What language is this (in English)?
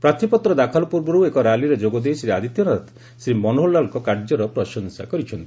Odia